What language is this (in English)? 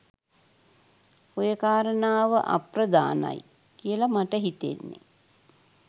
Sinhala